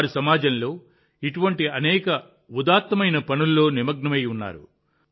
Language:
Telugu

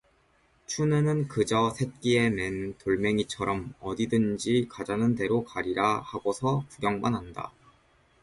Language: Korean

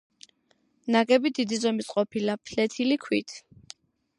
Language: Georgian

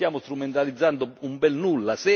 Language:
Italian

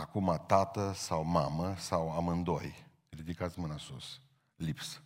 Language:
Romanian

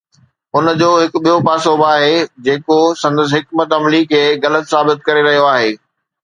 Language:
Sindhi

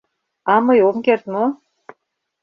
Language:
Mari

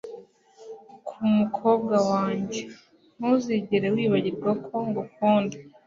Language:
Kinyarwanda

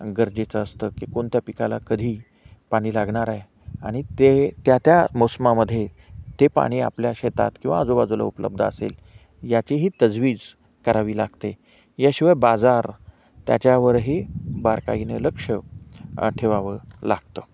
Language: Marathi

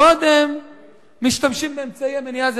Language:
Hebrew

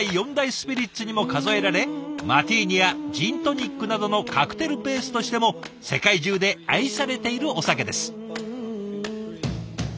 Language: Japanese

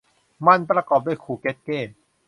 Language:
Thai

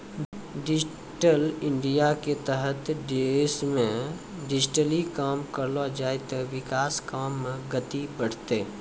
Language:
Maithili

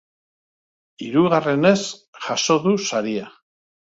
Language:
Basque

